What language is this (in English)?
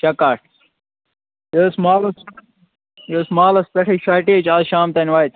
Kashmiri